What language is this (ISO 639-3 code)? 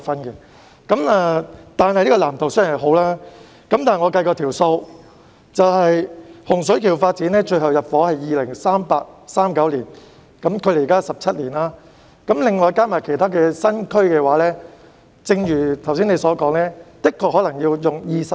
yue